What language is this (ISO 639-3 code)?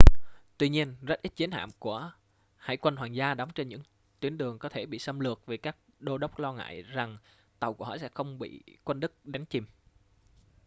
vie